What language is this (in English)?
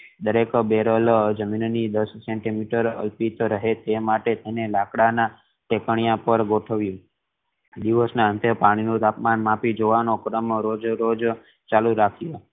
Gujarati